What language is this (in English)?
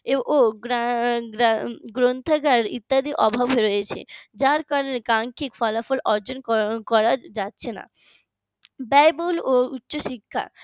Bangla